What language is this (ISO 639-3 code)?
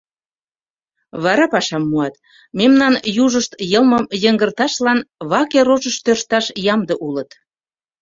chm